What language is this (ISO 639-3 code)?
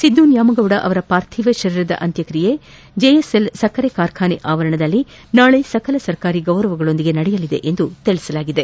kan